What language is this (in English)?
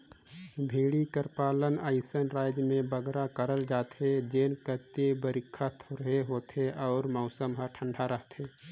Chhattisgarhi